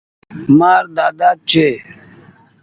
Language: Goaria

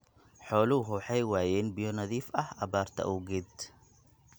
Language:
Somali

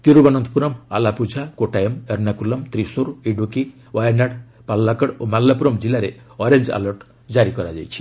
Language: Odia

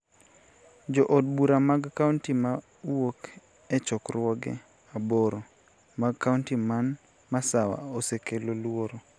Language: Luo (Kenya and Tanzania)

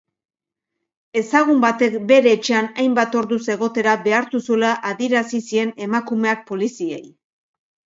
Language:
Basque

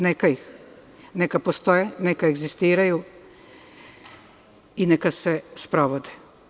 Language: Serbian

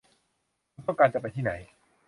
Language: Thai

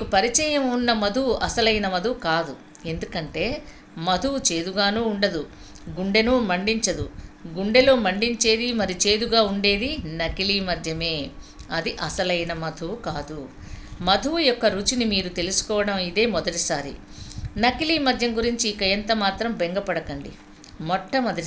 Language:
Telugu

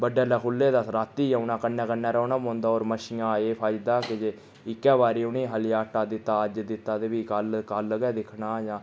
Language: Dogri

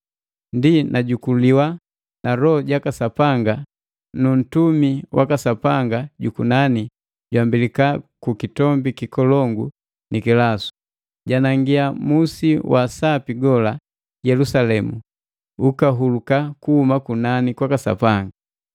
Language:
Matengo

